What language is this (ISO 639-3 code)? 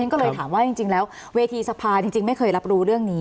tha